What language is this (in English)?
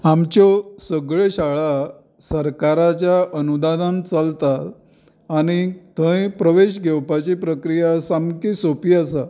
Konkani